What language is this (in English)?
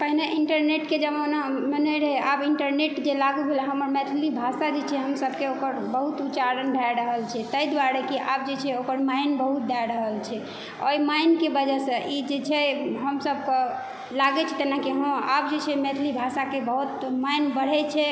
Maithili